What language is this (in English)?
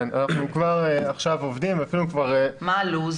Hebrew